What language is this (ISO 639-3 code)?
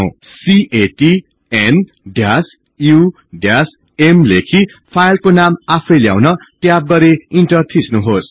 nep